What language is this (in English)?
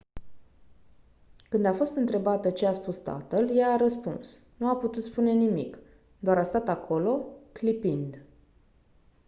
Romanian